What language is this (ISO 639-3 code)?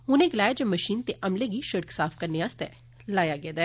doi